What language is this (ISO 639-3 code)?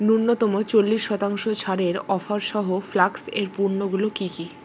ben